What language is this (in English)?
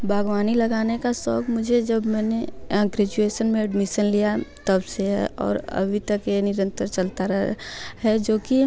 Hindi